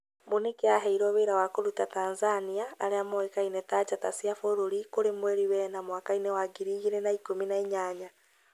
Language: Kikuyu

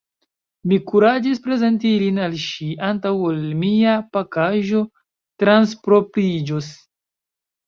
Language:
Esperanto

